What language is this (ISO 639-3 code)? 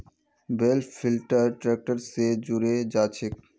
mag